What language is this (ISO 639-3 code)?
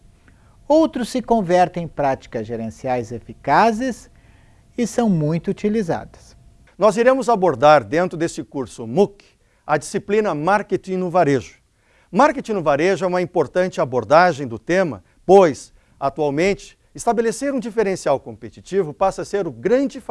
por